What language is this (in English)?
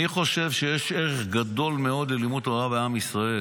Hebrew